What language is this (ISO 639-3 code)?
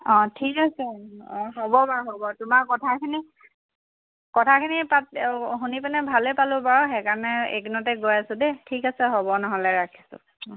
asm